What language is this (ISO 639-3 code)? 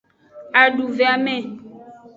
ajg